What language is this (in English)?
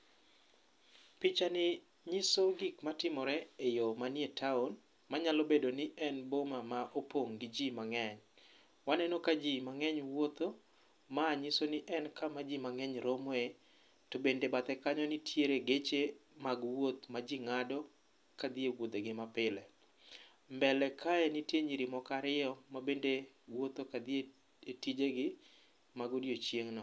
Luo (Kenya and Tanzania)